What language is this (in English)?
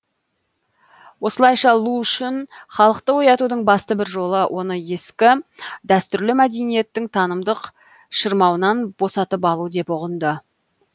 Kazakh